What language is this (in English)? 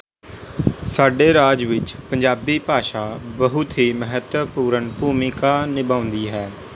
Punjabi